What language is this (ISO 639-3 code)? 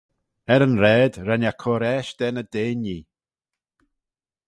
glv